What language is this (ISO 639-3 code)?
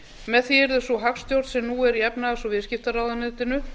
isl